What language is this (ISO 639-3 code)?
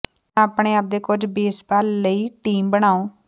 pan